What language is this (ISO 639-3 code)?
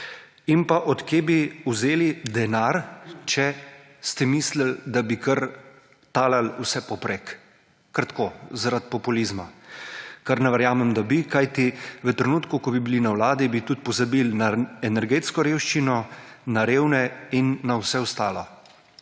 slv